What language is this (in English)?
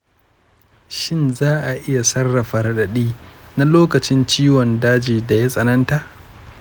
Hausa